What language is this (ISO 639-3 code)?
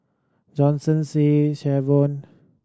eng